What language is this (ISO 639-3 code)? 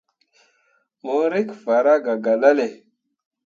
mua